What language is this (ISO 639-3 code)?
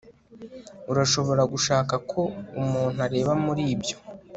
kin